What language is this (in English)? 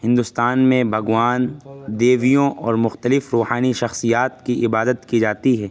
Urdu